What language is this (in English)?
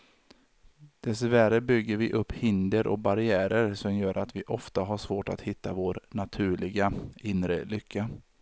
Swedish